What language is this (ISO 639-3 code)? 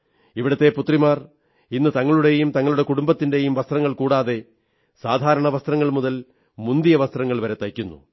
mal